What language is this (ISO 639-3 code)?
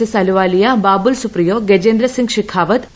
mal